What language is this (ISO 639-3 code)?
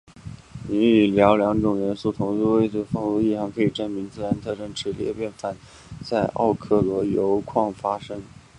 zho